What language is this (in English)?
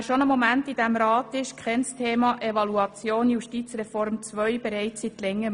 Swiss German